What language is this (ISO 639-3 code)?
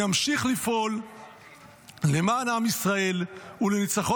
heb